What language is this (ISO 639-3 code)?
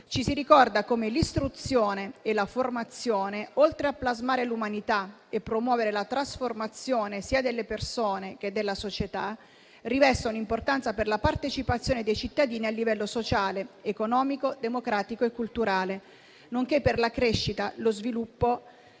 ita